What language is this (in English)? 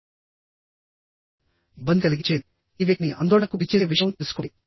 Telugu